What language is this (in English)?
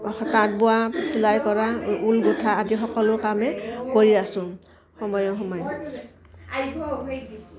Assamese